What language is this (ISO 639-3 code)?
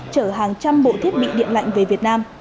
vie